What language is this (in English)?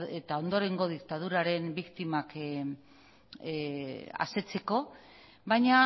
Basque